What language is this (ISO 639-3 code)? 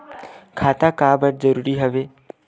hne